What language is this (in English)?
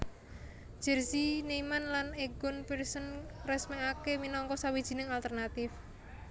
Javanese